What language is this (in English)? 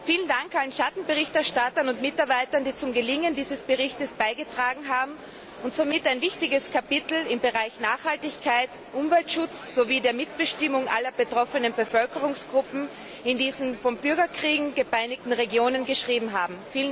German